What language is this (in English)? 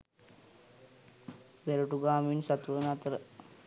Sinhala